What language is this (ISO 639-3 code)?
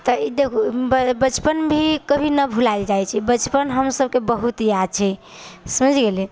mai